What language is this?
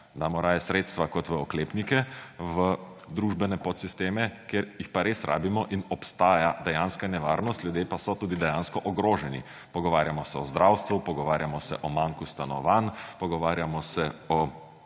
Slovenian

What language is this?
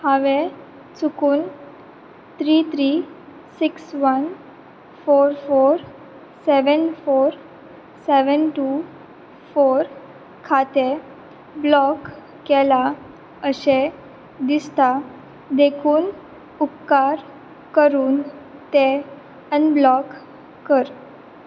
Konkani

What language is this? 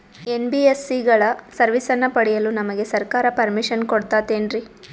Kannada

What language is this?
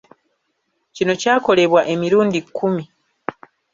Ganda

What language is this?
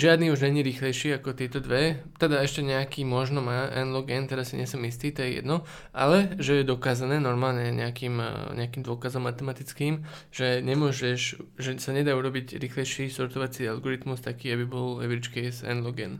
Slovak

